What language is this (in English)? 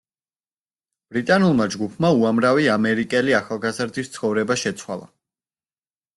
Georgian